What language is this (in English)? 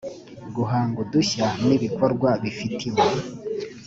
Kinyarwanda